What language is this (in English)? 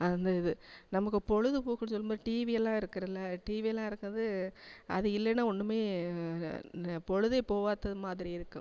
Tamil